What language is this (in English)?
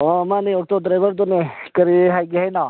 Manipuri